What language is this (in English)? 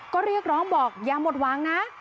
Thai